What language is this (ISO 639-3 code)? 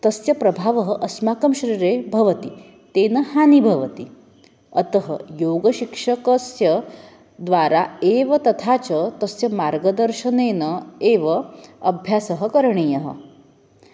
san